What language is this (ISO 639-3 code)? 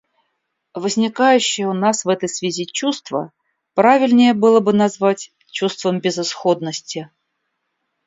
rus